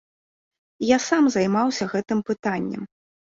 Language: Belarusian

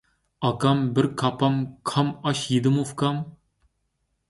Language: Uyghur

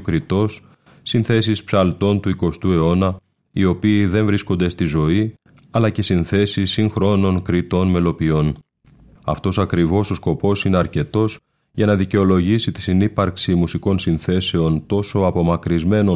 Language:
Greek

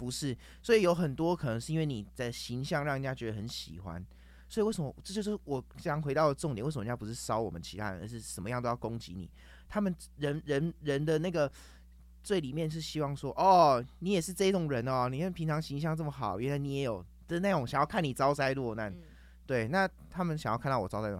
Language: Chinese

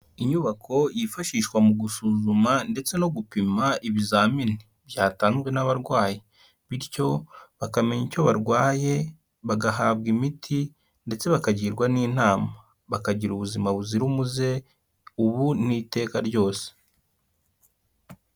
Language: Kinyarwanda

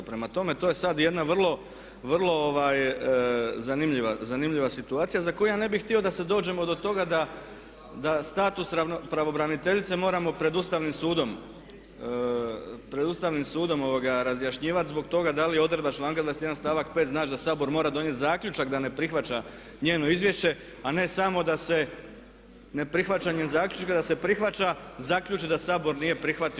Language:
Croatian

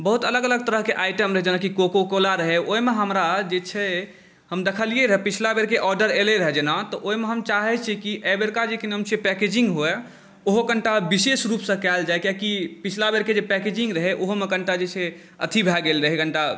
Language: Maithili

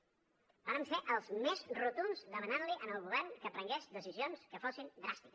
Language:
Catalan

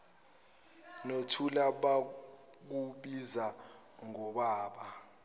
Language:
Zulu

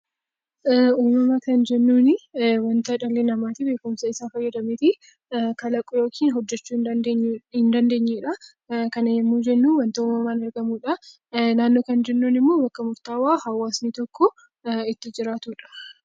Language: Oromo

